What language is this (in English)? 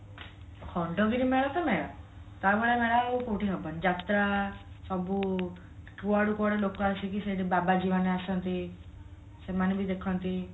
Odia